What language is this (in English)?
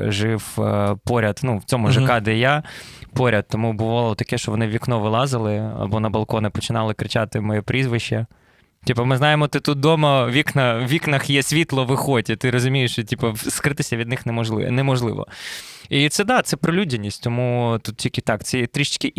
Ukrainian